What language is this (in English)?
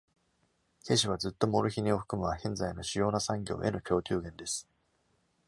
Japanese